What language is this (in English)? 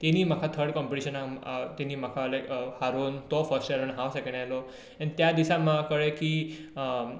Konkani